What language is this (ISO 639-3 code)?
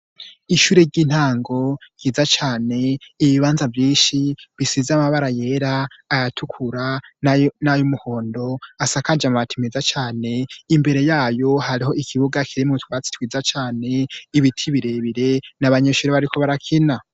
run